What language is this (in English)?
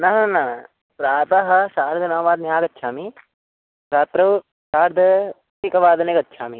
Sanskrit